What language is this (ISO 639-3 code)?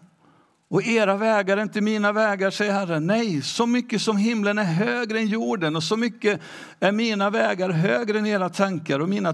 swe